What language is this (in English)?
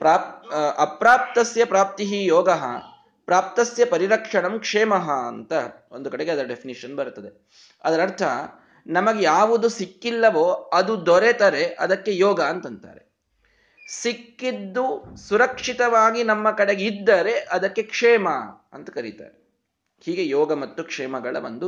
Kannada